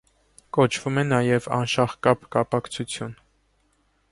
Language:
Armenian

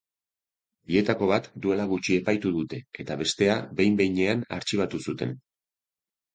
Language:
Basque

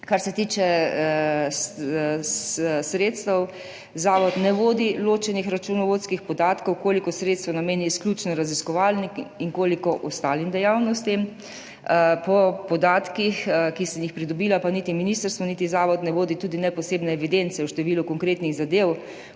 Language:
Slovenian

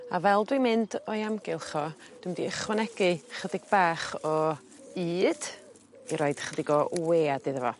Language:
Welsh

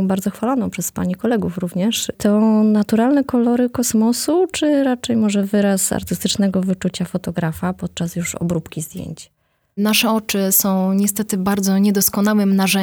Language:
Polish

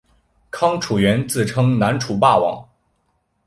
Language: Chinese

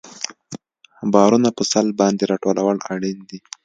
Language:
Pashto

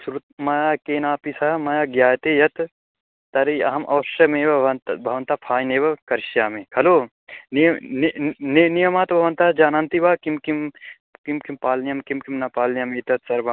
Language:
Sanskrit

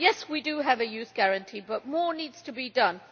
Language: English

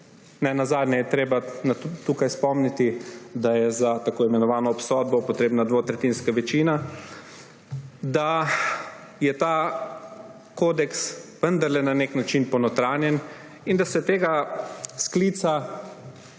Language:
Slovenian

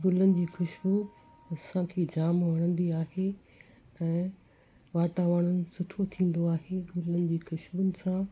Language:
Sindhi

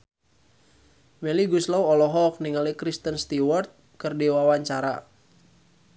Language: Sundanese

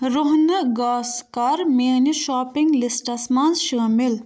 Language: Kashmiri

